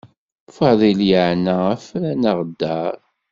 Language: Kabyle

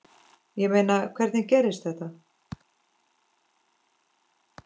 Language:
Icelandic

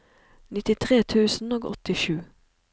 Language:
Norwegian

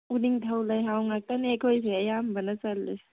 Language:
Manipuri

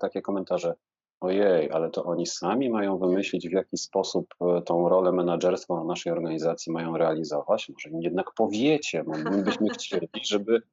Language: Polish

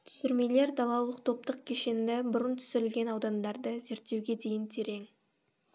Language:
Kazakh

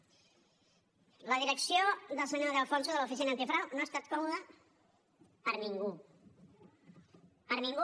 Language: Catalan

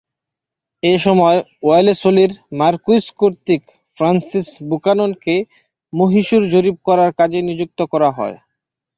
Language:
Bangla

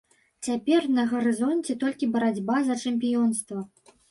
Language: Belarusian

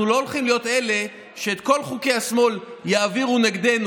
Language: Hebrew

